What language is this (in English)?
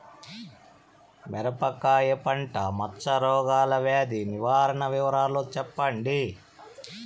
Telugu